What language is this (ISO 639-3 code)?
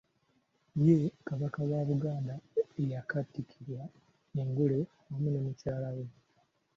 lug